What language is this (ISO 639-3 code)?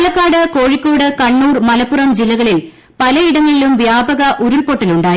mal